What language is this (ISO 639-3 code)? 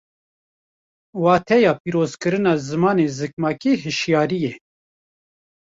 kur